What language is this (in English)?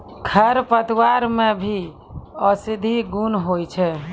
Maithili